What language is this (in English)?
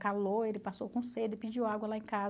Portuguese